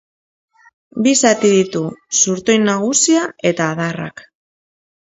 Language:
Basque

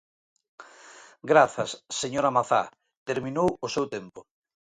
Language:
Galician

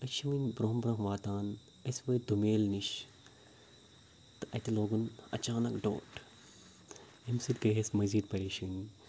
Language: Kashmiri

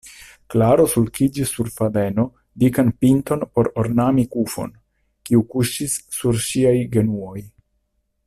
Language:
Esperanto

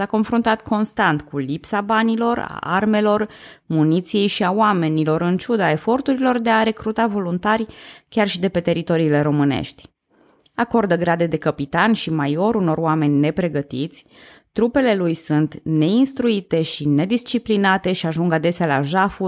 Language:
Romanian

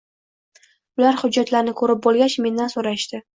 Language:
Uzbek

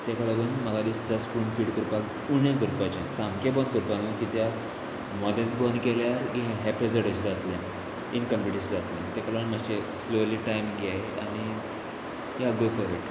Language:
Konkani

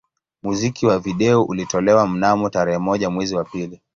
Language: Swahili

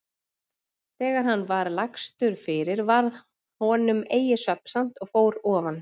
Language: Icelandic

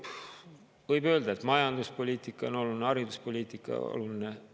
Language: Estonian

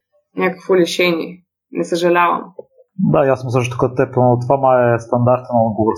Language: Bulgarian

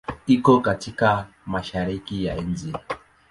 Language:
Swahili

